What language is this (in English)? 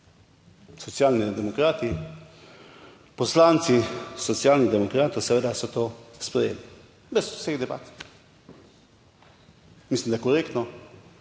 Slovenian